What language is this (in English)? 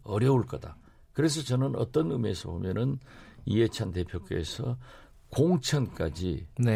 Korean